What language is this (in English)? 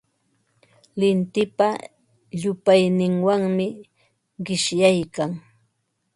Ambo-Pasco Quechua